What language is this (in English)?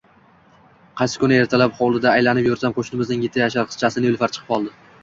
Uzbek